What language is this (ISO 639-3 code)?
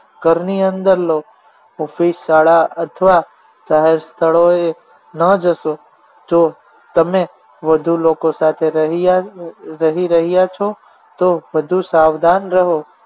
guj